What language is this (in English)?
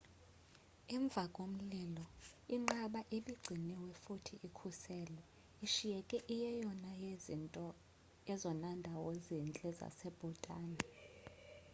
Xhosa